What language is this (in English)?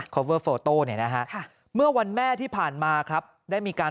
Thai